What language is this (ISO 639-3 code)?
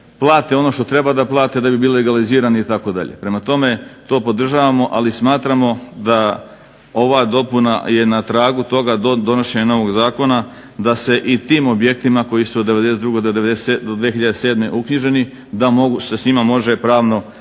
hrv